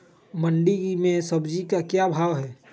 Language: Magahi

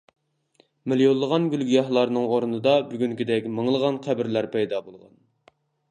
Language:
Uyghur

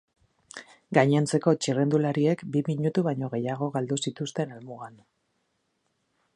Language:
Basque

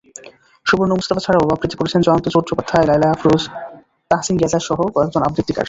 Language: Bangla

